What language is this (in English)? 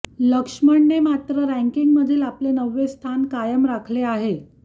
Marathi